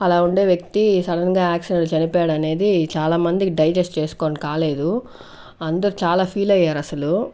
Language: Telugu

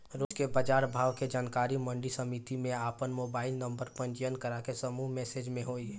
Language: Bhojpuri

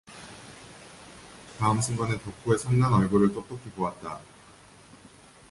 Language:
Korean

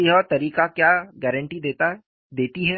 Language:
Hindi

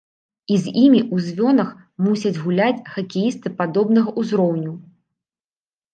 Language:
Belarusian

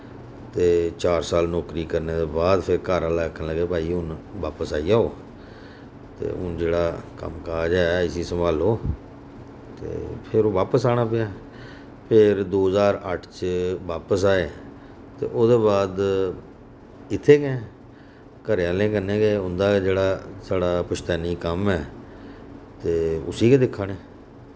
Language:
Dogri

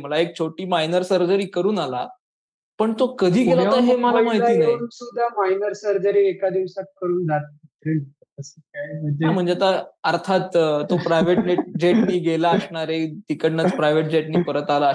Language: Marathi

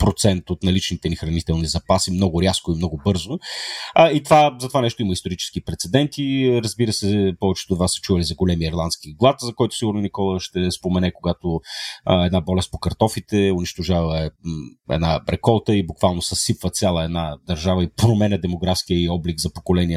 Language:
Bulgarian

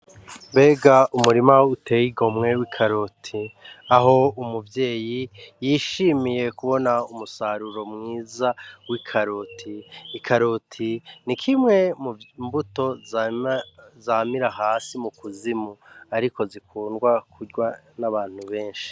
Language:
Rundi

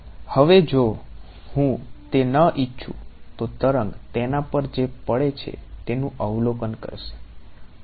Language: Gujarati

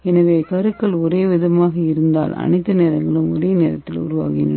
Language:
Tamil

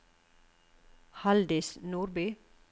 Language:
Norwegian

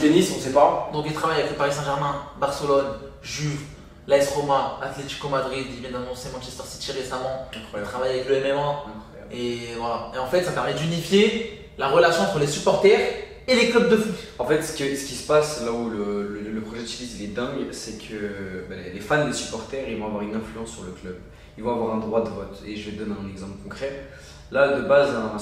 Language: French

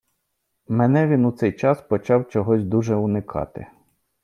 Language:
Ukrainian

